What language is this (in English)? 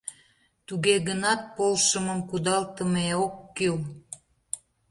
Mari